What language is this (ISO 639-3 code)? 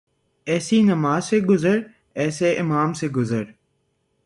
urd